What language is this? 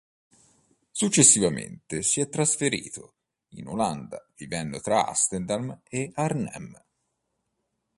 Italian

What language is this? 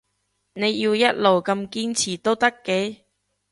Cantonese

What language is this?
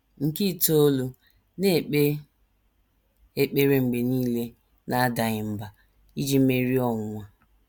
Igbo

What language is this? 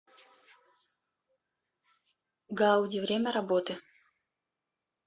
Russian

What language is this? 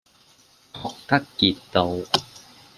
Cantonese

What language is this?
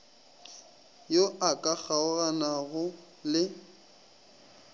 Northern Sotho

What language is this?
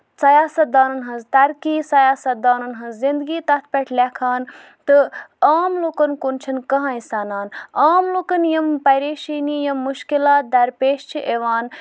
Kashmiri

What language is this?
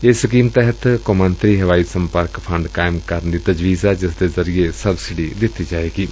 Punjabi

